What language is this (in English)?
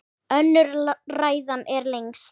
Icelandic